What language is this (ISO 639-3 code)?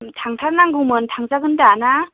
brx